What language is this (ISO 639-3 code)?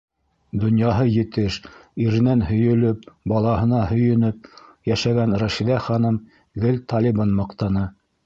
bak